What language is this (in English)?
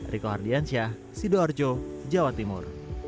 Indonesian